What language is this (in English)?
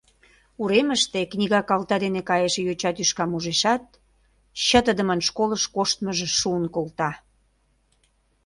Mari